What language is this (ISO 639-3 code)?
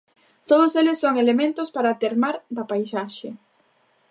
glg